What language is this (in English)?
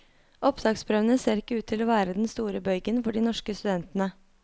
Norwegian